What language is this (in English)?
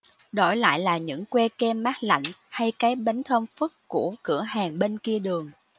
Vietnamese